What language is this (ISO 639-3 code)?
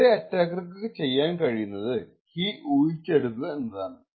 mal